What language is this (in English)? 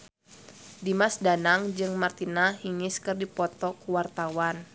Sundanese